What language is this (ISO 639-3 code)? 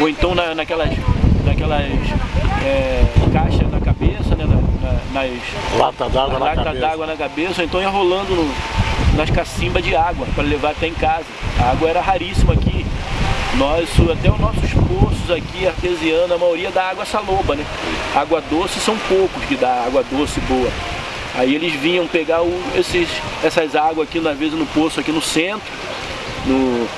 por